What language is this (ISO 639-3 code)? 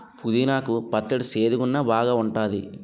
tel